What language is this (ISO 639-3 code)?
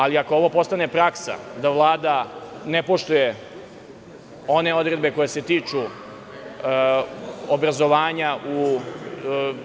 srp